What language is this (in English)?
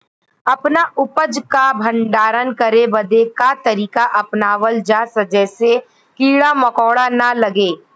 Bhojpuri